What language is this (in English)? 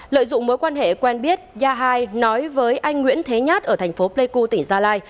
Vietnamese